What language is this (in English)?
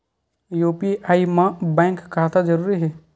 Chhattisgarhi